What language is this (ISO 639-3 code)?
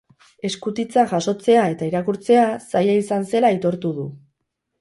eus